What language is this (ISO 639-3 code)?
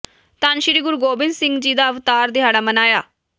pan